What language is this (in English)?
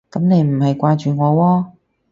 Cantonese